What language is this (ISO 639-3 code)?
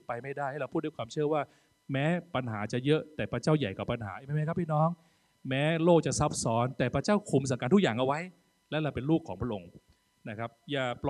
tha